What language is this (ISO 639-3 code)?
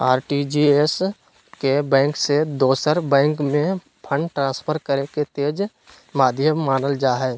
mag